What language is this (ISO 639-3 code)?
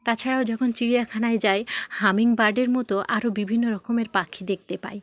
ben